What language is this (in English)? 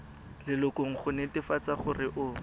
Tswana